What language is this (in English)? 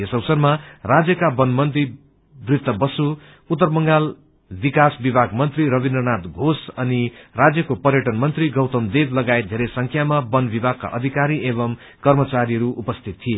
Nepali